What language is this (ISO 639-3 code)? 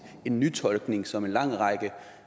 dan